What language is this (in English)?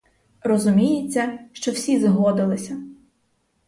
Ukrainian